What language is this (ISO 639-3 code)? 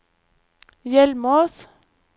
nor